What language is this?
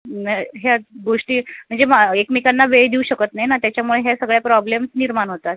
Marathi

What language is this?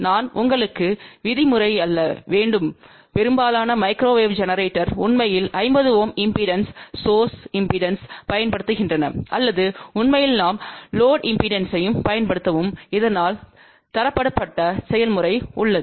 Tamil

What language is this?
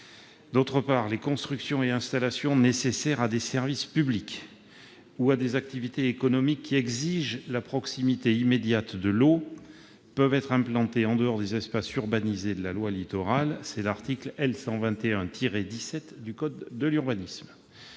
French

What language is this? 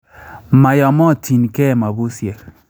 Kalenjin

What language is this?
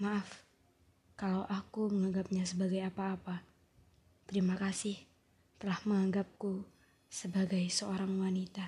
Indonesian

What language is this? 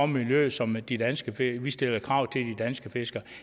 Danish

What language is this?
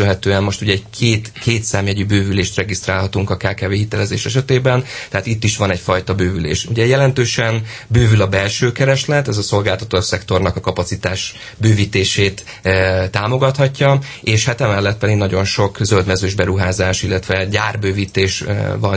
Hungarian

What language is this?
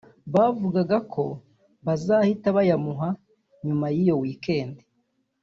Kinyarwanda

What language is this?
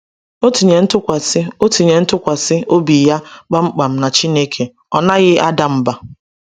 Igbo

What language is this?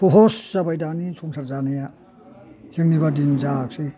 Bodo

